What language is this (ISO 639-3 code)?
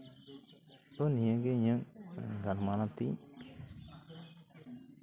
sat